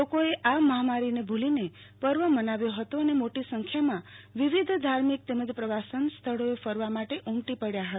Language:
Gujarati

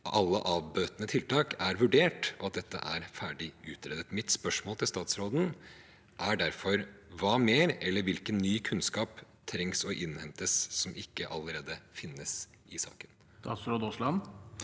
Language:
Norwegian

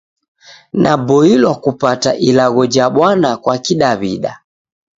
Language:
Taita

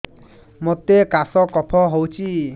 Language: Odia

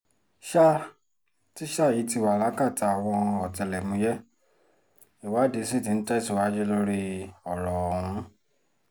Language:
Yoruba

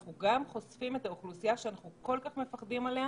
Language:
Hebrew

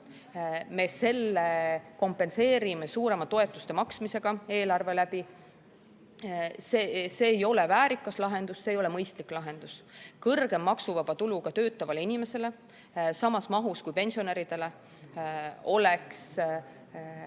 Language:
Estonian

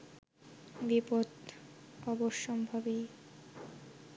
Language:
Bangla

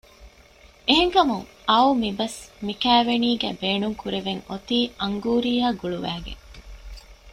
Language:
Divehi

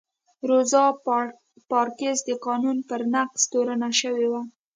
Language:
Pashto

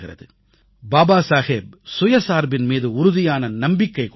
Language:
Tamil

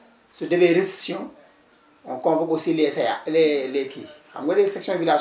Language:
Wolof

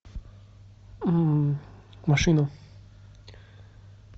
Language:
Russian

